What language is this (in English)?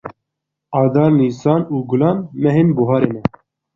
Kurdish